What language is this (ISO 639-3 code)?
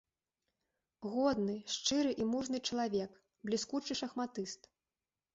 bel